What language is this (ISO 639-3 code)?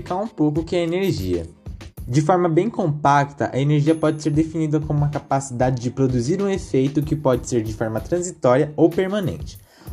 por